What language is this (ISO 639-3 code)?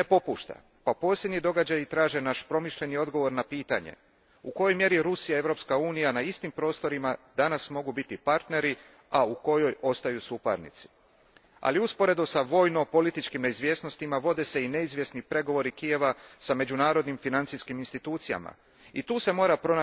hrv